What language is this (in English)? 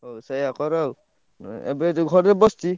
Odia